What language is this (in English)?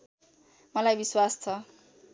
Nepali